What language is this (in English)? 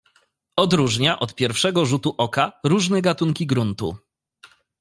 Polish